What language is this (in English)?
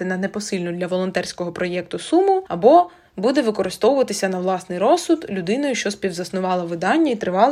Ukrainian